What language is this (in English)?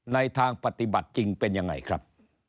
Thai